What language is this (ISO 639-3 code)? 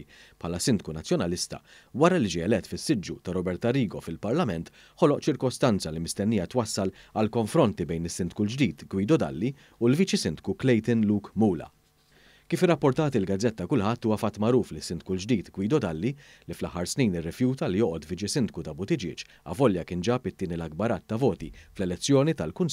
ara